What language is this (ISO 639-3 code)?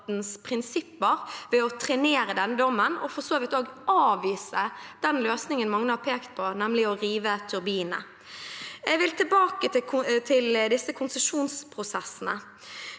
nor